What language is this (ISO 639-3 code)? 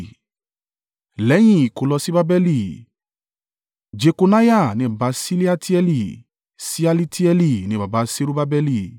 yor